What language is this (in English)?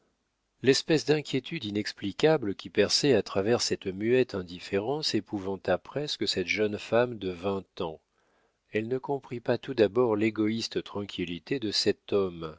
French